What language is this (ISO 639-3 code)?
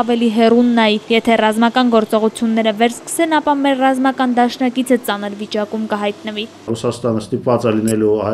ron